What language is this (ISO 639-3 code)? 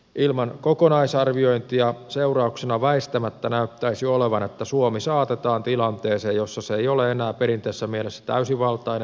fin